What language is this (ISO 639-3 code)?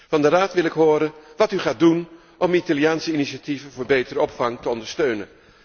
nld